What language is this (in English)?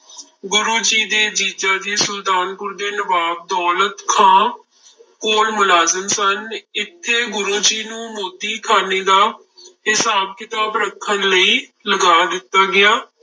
Punjabi